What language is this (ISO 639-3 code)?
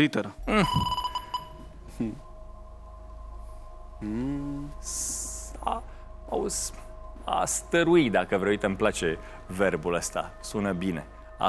ron